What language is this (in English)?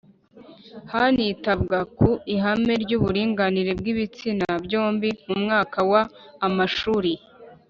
Kinyarwanda